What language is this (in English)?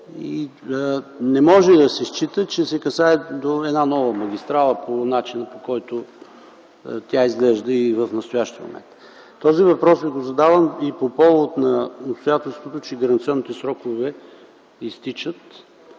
Bulgarian